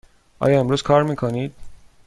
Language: Persian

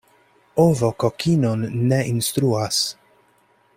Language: Esperanto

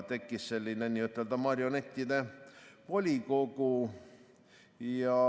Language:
Estonian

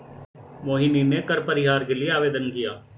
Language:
Hindi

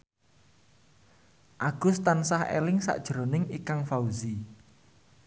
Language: Javanese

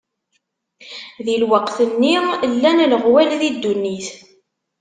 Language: Kabyle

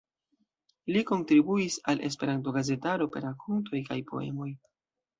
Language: Esperanto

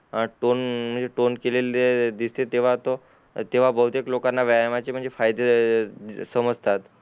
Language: Marathi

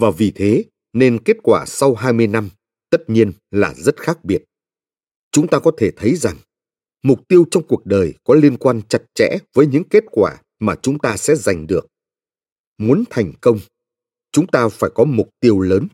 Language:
Vietnamese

